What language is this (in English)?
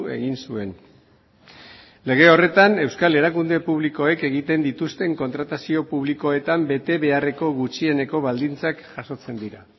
Basque